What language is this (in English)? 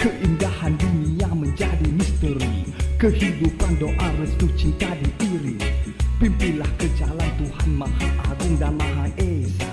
Malay